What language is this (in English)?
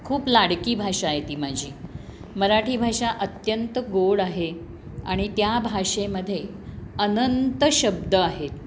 Marathi